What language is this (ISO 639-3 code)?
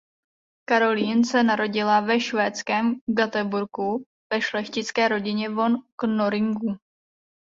ces